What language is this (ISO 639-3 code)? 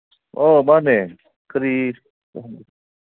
mni